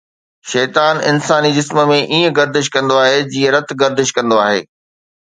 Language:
Sindhi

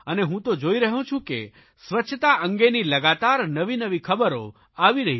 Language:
Gujarati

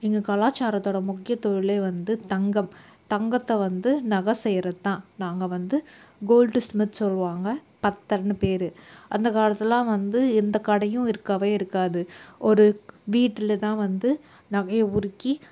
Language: Tamil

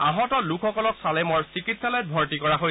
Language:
Assamese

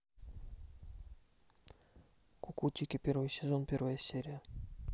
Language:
Russian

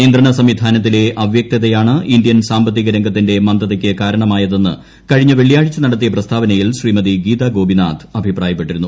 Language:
Malayalam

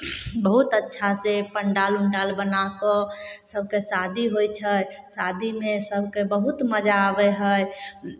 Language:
Maithili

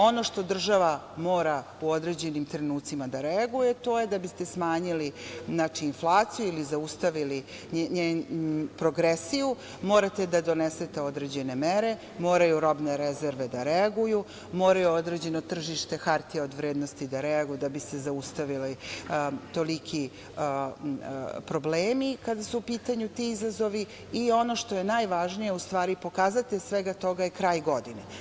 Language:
Serbian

